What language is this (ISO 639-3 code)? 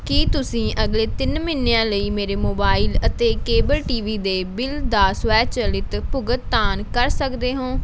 pan